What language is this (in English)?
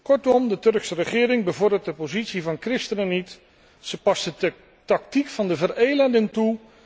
Dutch